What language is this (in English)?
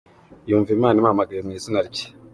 Kinyarwanda